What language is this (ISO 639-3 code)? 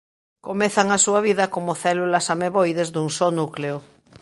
glg